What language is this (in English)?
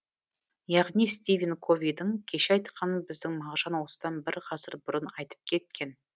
Kazakh